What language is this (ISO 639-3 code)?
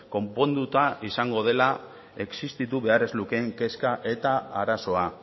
eus